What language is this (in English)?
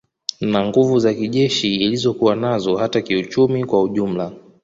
Swahili